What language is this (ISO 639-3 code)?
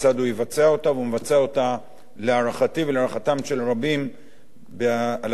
heb